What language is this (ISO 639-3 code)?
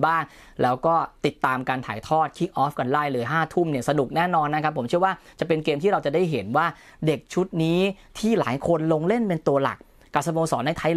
tha